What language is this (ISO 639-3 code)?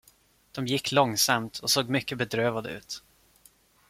swe